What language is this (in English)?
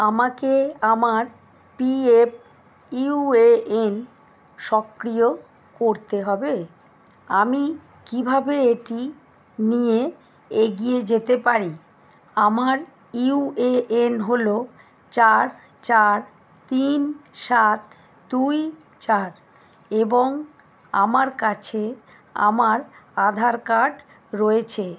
Bangla